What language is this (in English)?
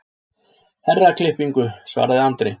Icelandic